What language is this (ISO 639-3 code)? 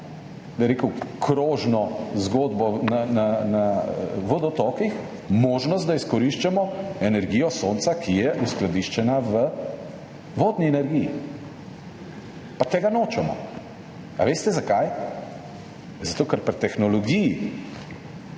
slv